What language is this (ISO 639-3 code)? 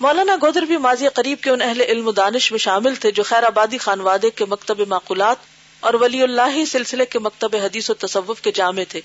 urd